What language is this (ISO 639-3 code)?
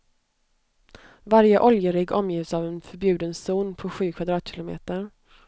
swe